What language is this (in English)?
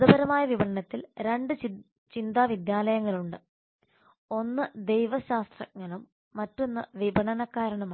Malayalam